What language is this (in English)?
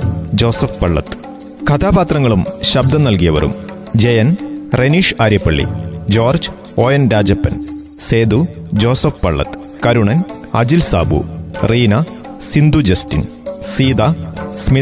Malayalam